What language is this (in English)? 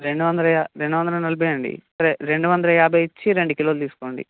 Telugu